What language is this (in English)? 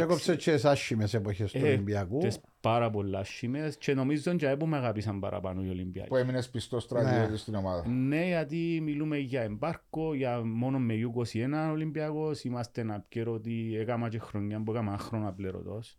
Greek